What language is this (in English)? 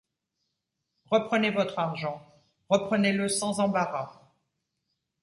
French